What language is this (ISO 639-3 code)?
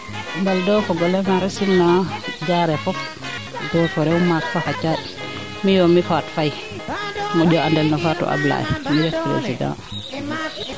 srr